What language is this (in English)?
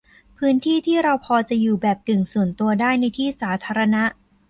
Thai